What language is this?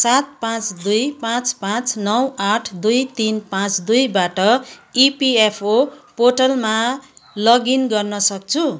Nepali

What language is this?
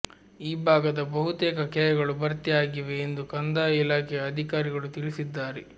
Kannada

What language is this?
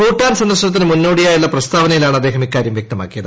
Malayalam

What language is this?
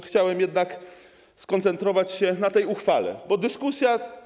Polish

